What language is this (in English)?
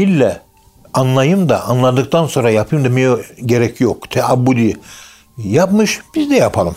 Turkish